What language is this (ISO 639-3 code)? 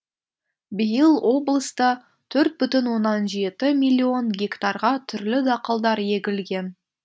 kaz